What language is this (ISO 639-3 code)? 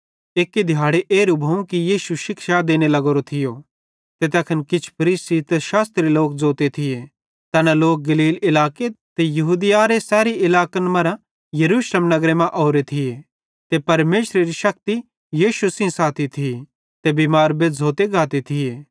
bhd